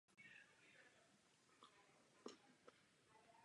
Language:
Czech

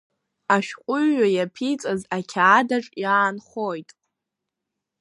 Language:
Abkhazian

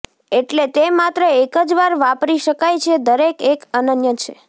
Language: Gujarati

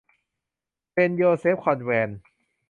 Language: Thai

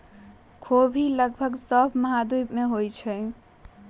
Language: Magahi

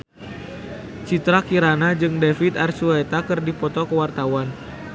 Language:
Sundanese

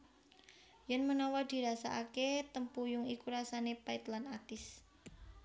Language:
Javanese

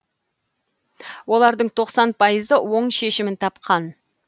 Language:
Kazakh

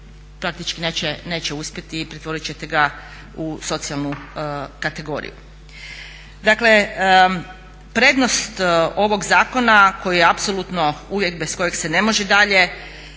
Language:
Croatian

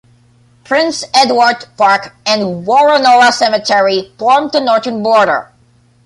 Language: English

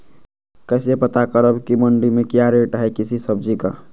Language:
Magahi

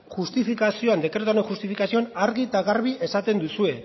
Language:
Basque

